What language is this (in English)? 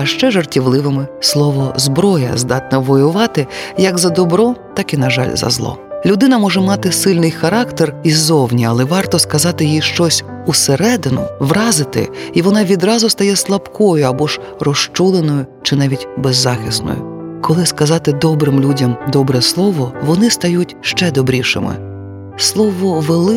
Ukrainian